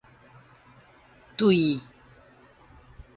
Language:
Min Nan Chinese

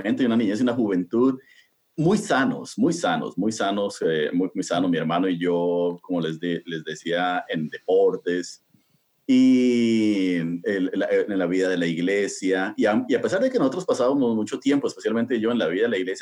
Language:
Spanish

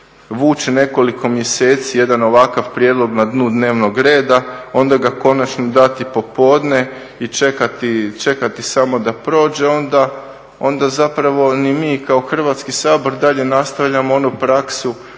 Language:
Croatian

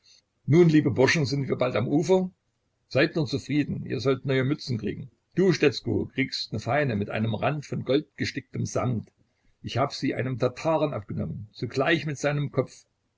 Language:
German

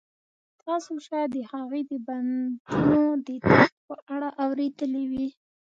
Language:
Pashto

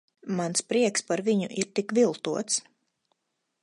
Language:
Latvian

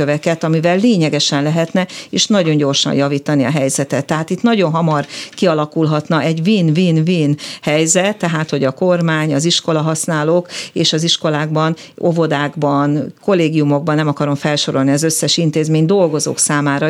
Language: Hungarian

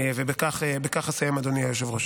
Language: Hebrew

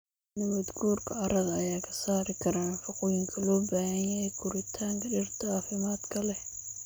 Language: Somali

